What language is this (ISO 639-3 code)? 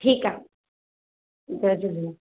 snd